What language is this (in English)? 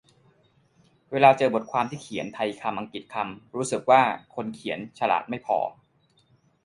Thai